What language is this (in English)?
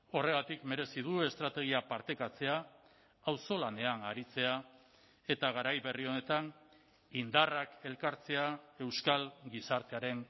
Basque